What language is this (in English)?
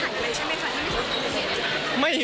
Thai